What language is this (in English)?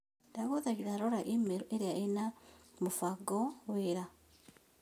Kikuyu